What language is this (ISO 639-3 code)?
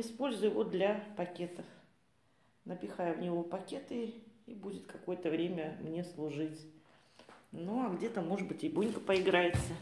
rus